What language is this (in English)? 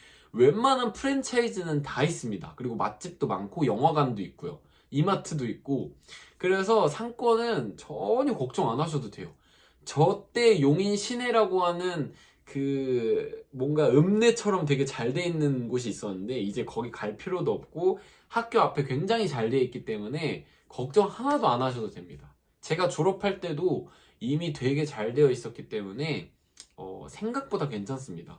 Korean